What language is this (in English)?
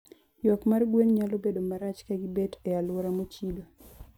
Luo (Kenya and Tanzania)